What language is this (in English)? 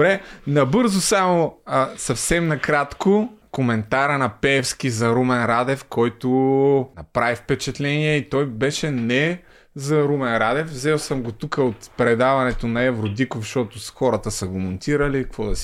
Bulgarian